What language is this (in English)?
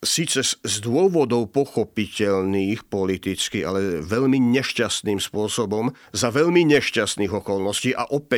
Slovak